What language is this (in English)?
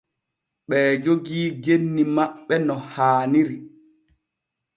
Borgu Fulfulde